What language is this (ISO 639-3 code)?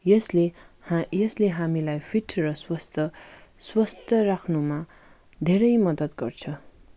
nep